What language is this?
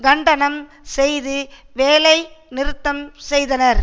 Tamil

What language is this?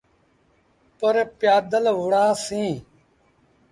Sindhi Bhil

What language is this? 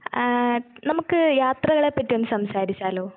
Malayalam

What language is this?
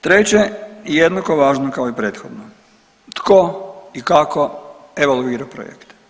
Croatian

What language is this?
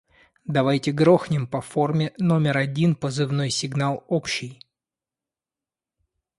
Russian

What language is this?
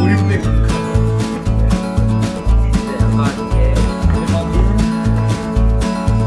Korean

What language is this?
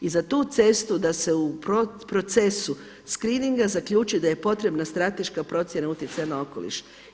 Croatian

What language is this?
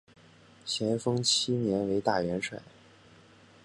Chinese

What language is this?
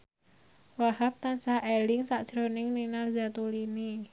Javanese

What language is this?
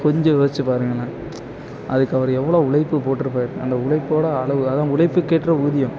Tamil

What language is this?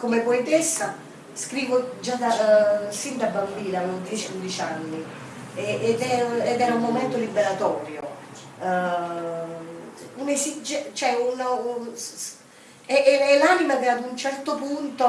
Italian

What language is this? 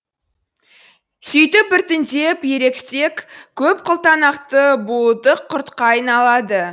Kazakh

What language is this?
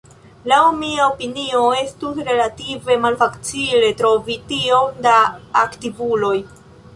Esperanto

